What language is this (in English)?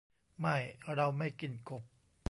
Thai